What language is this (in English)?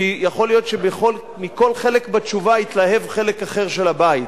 Hebrew